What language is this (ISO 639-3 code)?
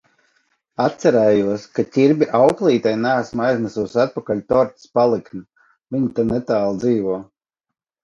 lav